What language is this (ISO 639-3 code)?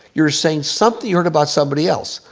eng